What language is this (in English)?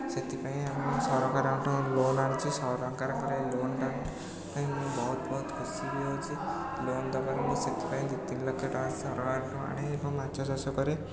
Odia